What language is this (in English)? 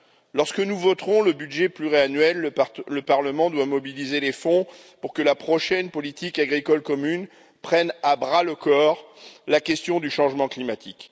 French